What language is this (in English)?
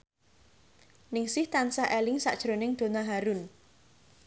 Javanese